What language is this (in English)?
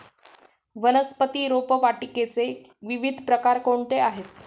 Marathi